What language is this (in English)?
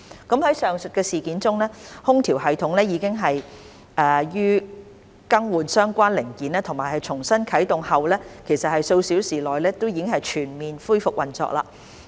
Cantonese